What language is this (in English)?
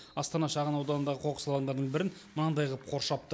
Kazakh